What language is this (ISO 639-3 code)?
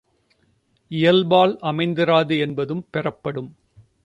tam